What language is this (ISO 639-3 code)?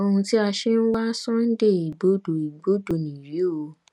yor